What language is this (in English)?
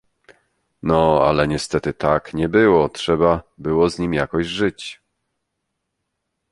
Polish